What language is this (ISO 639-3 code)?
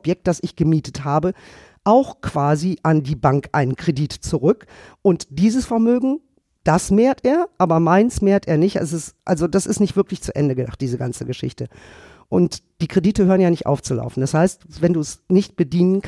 deu